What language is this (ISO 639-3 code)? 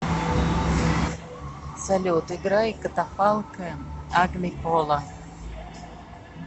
rus